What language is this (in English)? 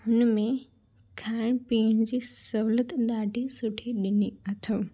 Sindhi